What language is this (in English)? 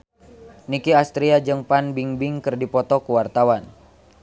Sundanese